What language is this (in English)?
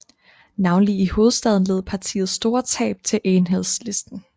Danish